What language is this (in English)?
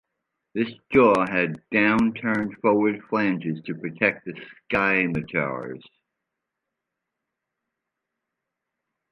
English